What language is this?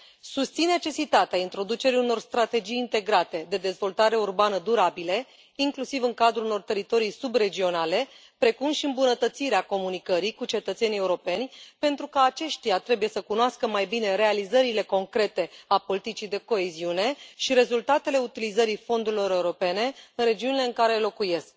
Romanian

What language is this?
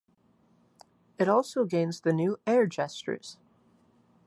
English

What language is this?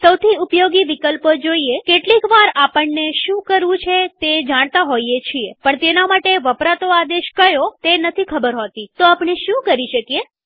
Gujarati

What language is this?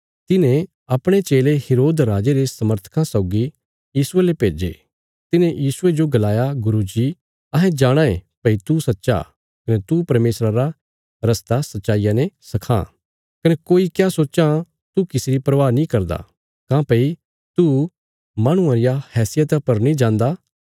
Bilaspuri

